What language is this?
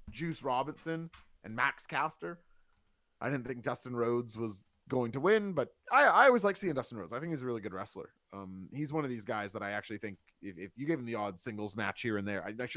English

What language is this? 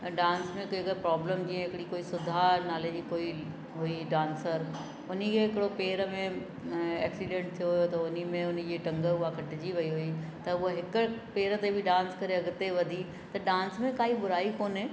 Sindhi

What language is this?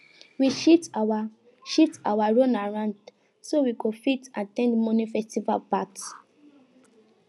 Nigerian Pidgin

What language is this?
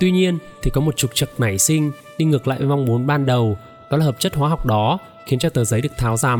Vietnamese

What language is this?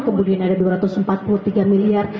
Indonesian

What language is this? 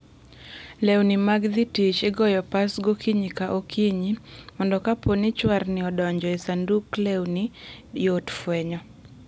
Luo (Kenya and Tanzania)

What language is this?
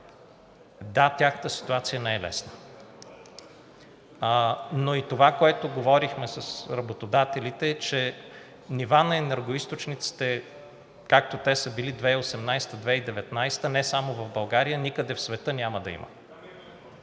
Bulgarian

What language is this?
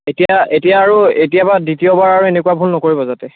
Assamese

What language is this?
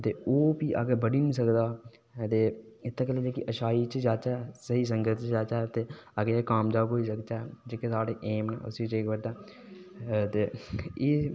Dogri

